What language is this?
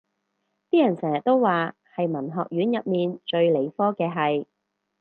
Cantonese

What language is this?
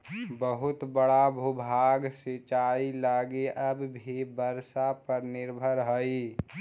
Magahi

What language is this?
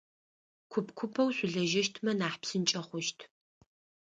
Adyghe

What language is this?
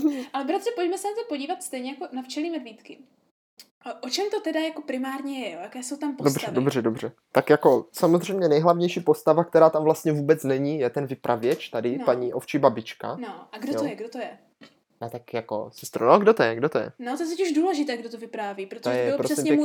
Czech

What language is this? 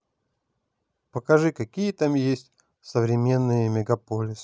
Russian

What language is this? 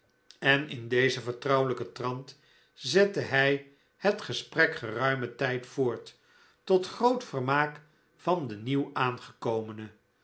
Dutch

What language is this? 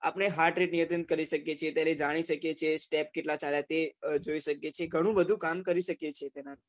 Gujarati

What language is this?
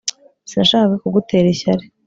Kinyarwanda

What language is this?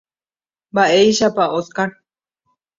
Guarani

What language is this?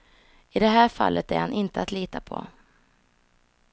Swedish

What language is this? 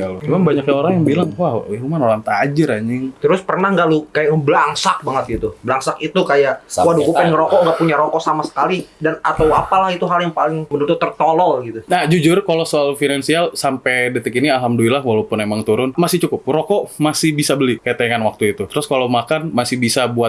Indonesian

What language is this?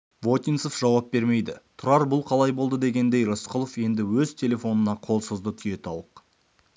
Kazakh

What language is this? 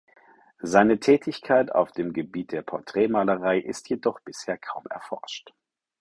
German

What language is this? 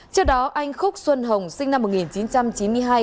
Vietnamese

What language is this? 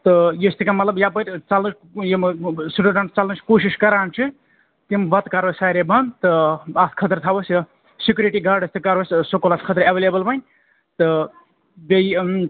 Kashmiri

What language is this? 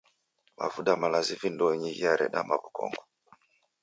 Taita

